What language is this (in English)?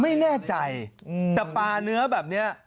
Thai